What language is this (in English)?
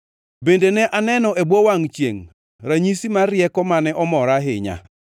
Luo (Kenya and Tanzania)